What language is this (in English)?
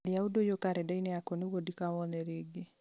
Kikuyu